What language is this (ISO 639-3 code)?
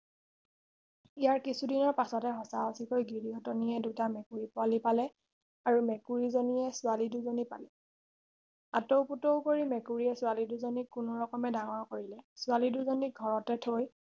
asm